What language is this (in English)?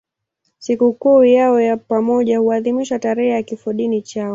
Swahili